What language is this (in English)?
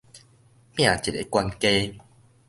Min Nan Chinese